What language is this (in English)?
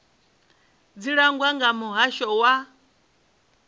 Venda